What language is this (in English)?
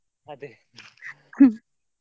Kannada